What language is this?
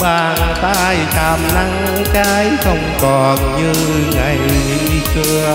Vietnamese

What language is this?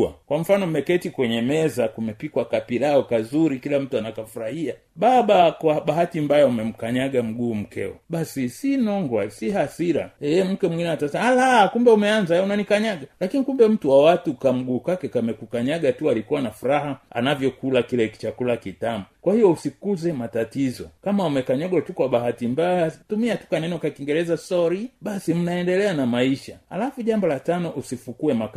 Swahili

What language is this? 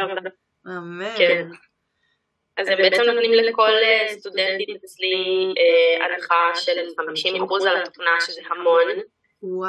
Hebrew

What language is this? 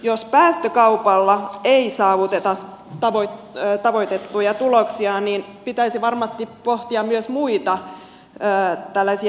Finnish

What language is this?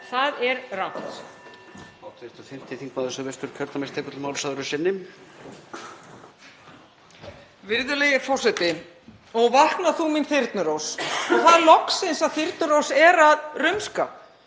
Icelandic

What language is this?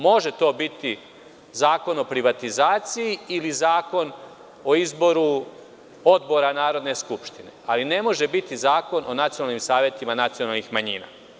Serbian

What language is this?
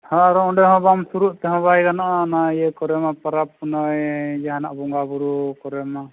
Santali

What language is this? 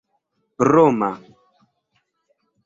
Esperanto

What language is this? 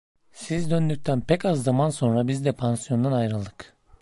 Turkish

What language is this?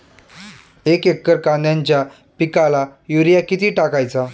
Marathi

